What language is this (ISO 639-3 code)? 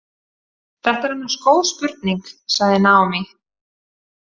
isl